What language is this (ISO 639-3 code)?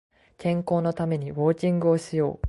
jpn